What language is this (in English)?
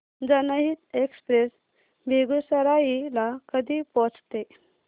Marathi